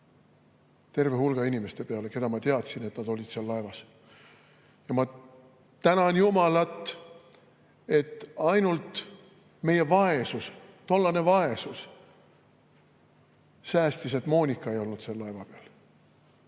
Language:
Estonian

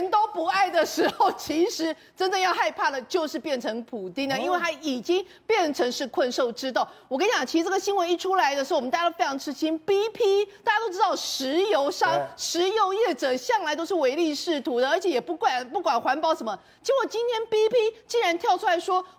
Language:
Chinese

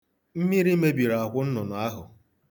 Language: Igbo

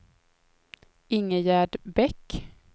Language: Swedish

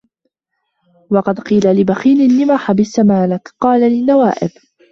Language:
Arabic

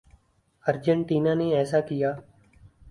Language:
Urdu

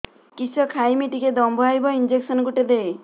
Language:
Odia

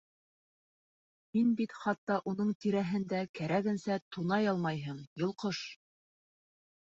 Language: Bashkir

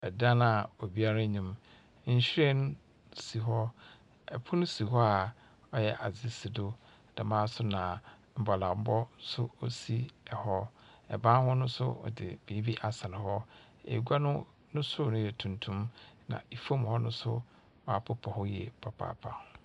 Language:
Akan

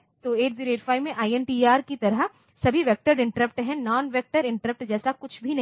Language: Hindi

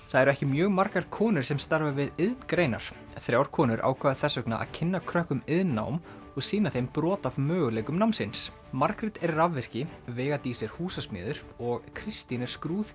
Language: Icelandic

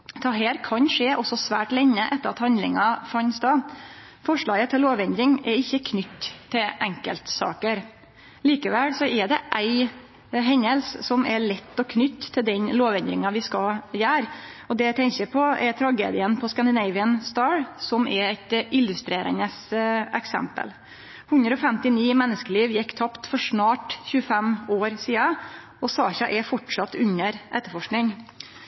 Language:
Norwegian Nynorsk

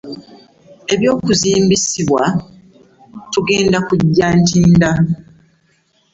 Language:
Ganda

